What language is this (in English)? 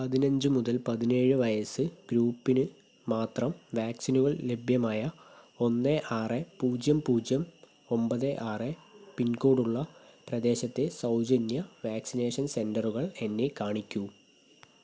Malayalam